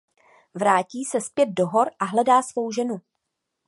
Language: Czech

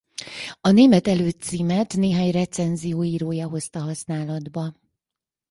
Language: Hungarian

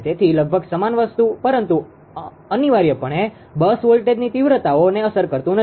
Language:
Gujarati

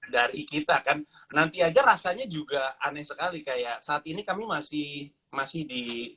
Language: Indonesian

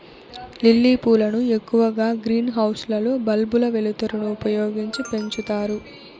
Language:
Telugu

